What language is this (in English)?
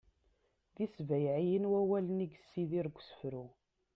Kabyle